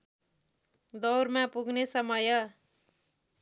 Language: Nepali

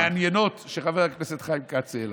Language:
Hebrew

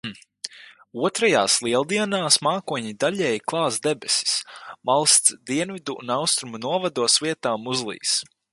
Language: Latvian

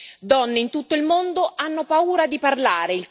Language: Italian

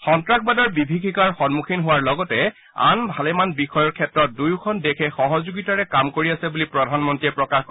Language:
Assamese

